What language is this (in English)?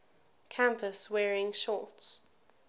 English